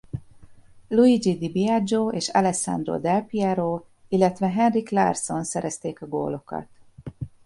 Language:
Hungarian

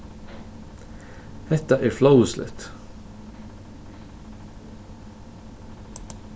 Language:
Faroese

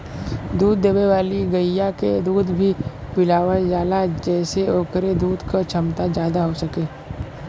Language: Bhojpuri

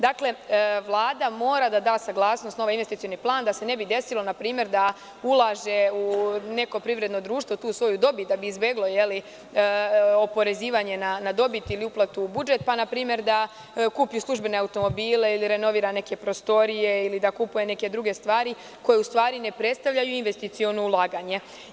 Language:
Serbian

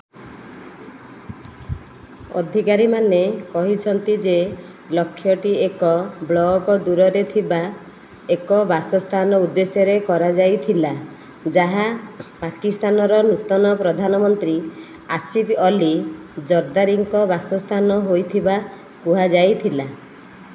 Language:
Odia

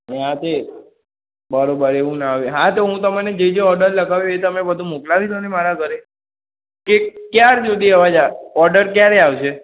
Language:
Gujarati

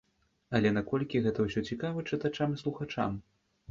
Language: Belarusian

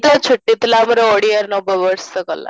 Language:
Odia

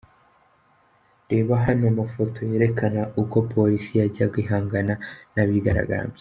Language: Kinyarwanda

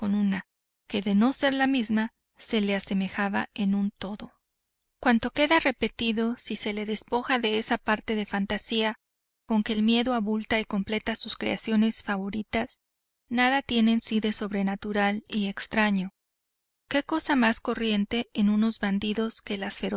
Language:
Spanish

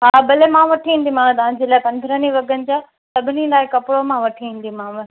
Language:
Sindhi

